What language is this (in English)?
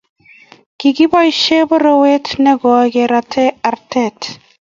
Kalenjin